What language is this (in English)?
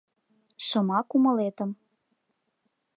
Mari